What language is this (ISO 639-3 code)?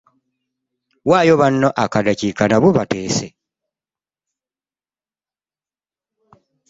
lug